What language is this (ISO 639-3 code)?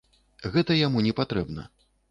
bel